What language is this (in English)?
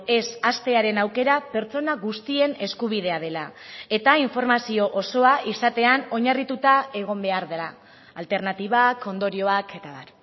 Basque